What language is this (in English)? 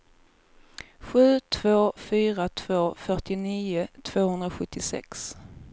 Swedish